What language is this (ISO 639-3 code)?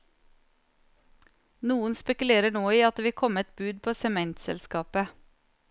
nor